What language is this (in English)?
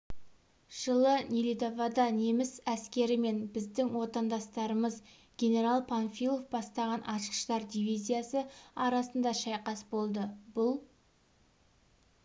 Kazakh